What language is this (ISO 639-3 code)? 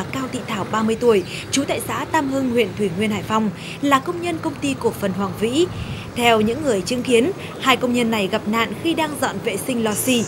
vie